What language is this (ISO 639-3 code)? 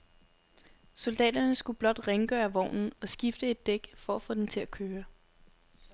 dan